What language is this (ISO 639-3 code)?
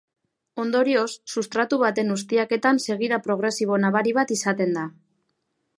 eus